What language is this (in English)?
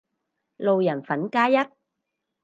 Cantonese